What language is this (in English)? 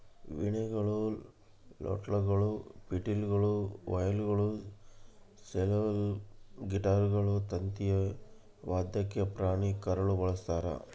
Kannada